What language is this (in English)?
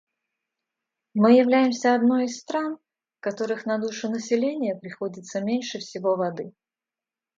Russian